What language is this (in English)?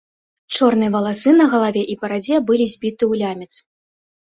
Belarusian